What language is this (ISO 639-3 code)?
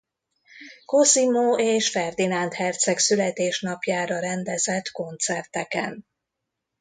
hun